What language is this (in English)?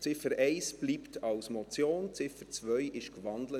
Swiss German